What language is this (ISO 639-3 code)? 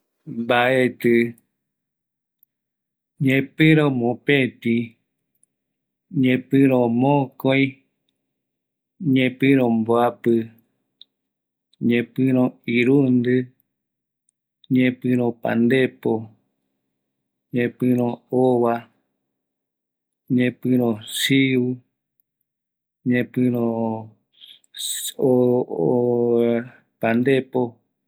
gui